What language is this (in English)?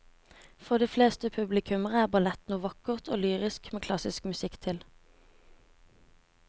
Norwegian